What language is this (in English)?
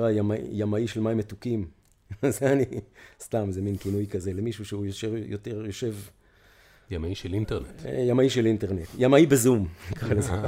Hebrew